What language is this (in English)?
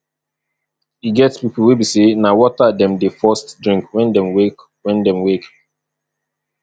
Nigerian Pidgin